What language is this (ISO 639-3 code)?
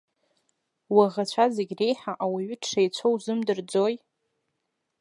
abk